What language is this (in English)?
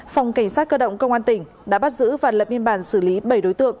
Vietnamese